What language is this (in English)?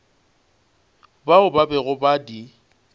Northern Sotho